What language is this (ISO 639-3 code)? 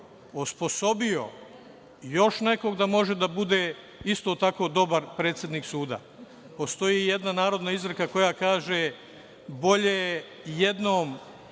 srp